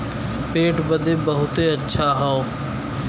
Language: Bhojpuri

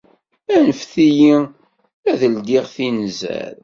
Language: Kabyle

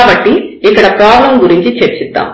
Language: Telugu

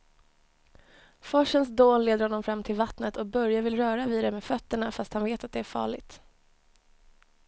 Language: Swedish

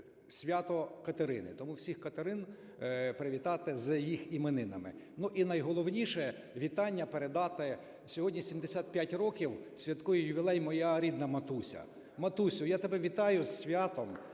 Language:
Ukrainian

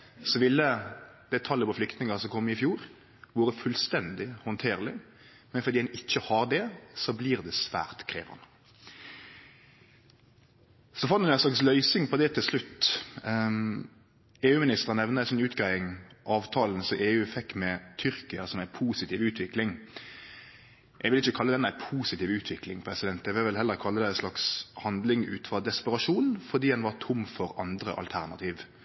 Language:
Norwegian Nynorsk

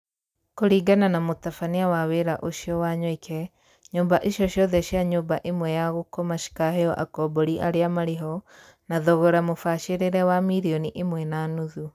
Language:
Kikuyu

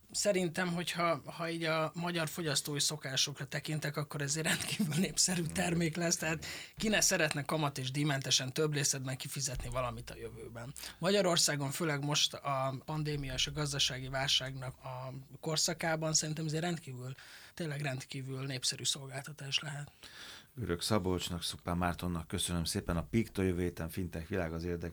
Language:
Hungarian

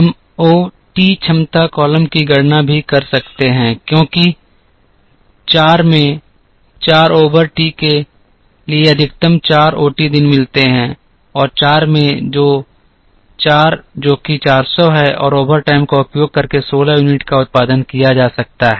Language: Hindi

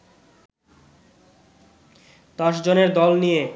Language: Bangla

